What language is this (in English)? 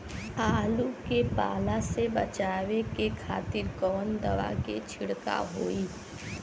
Bhojpuri